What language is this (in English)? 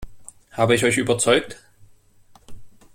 German